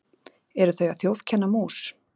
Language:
Icelandic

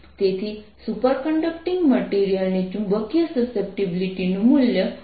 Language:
Gujarati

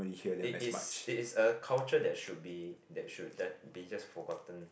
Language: English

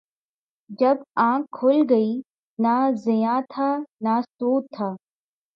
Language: Urdu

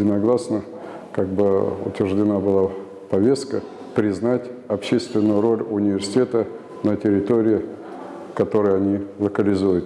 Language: Russian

